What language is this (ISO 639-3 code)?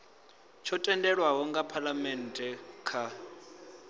ven